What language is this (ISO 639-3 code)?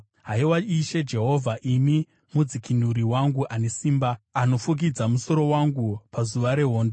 sna